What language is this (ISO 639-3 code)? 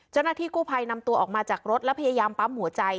tha